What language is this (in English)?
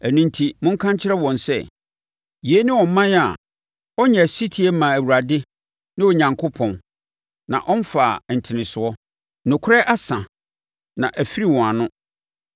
Akan